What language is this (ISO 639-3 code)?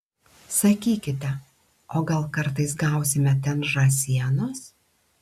lit